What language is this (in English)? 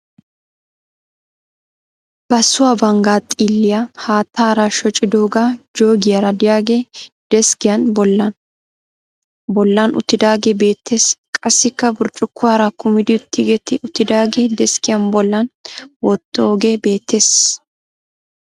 Wolaytta